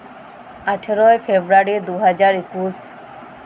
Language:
Santali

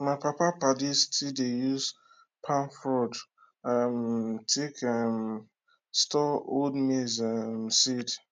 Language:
Nigerian Pidgin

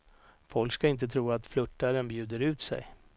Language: Swedish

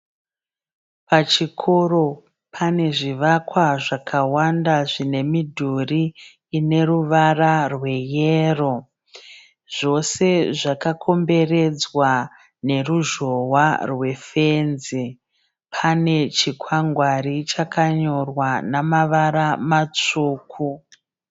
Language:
Shona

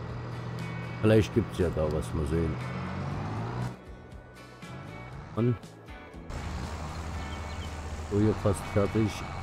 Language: German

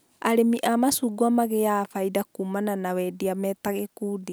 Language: Kikuyu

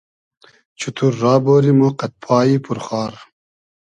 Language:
Hazaragi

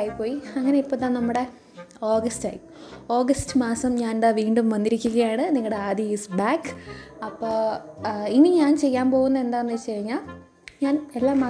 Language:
Malayalam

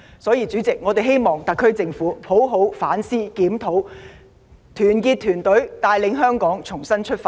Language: Cantonese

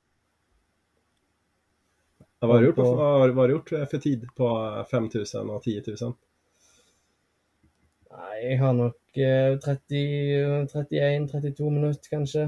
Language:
Swedish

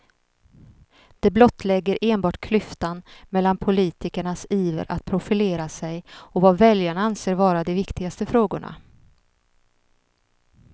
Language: Swedish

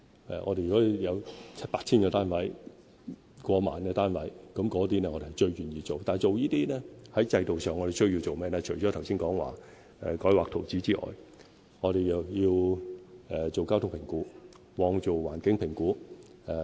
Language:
Cantonese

